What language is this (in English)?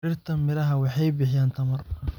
Somali